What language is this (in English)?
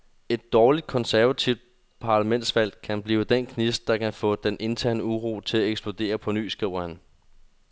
Danish